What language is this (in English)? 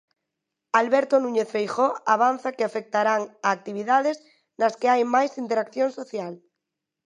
Galician